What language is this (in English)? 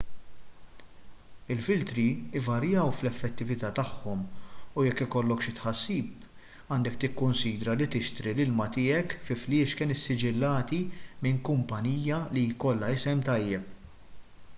Maltese